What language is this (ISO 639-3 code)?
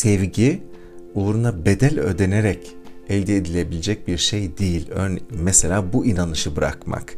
tur